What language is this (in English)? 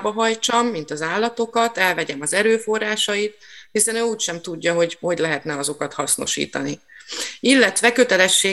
Hungarian